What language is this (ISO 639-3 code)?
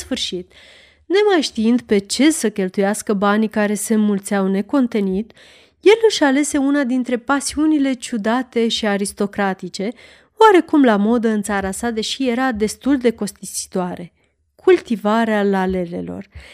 ron